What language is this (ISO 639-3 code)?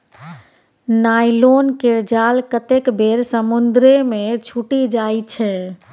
mai